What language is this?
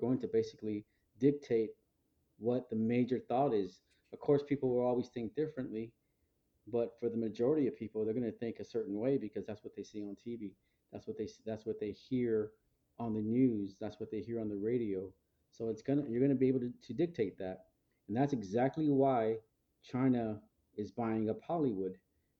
English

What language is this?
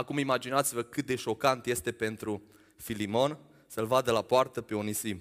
Romanian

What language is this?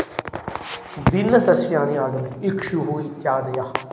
Sanskrit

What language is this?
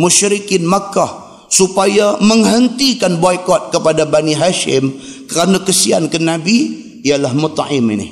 Malay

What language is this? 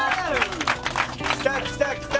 Japanese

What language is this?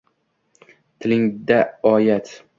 Uzbek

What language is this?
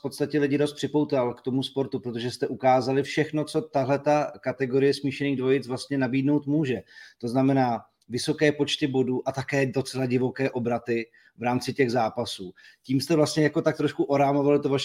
Czech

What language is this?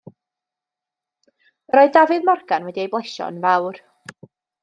Welsh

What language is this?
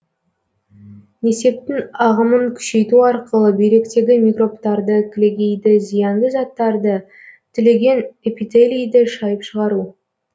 Kazakh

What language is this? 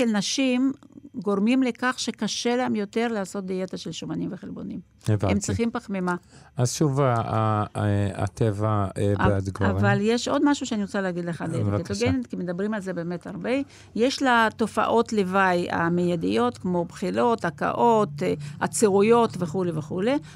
Hebrew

